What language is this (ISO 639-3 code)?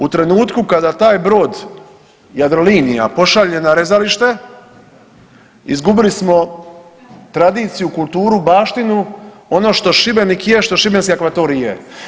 hrv